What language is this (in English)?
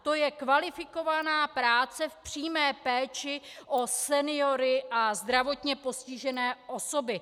Czech